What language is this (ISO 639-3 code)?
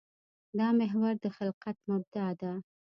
pus